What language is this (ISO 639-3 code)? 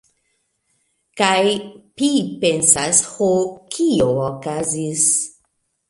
epo